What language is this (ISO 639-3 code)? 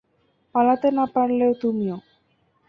ben